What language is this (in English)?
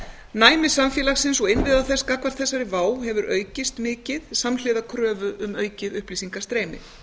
Icelandic